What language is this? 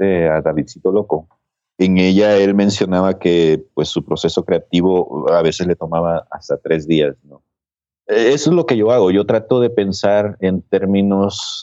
Spanish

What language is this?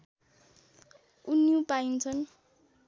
Nepali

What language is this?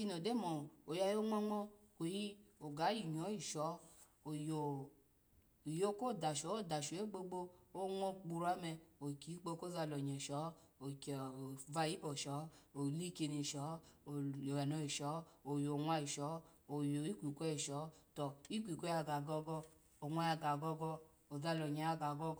Alago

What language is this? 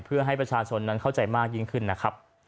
Thai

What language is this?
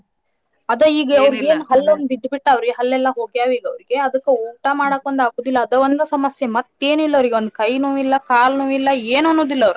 Kannada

